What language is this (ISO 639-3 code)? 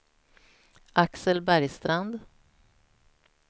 swe